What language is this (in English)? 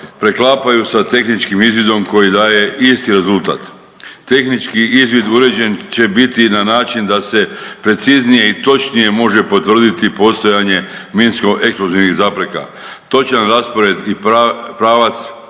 Croatian